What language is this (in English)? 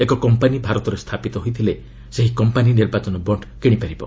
Odia